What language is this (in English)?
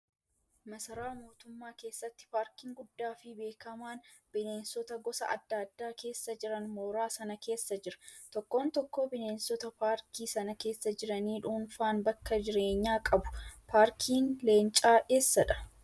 Oromo